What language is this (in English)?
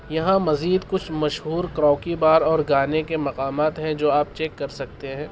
Urdu